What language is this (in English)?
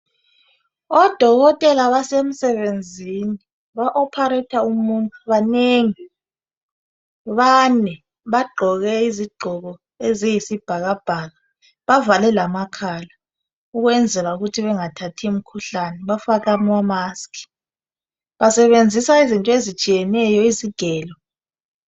North Ndebele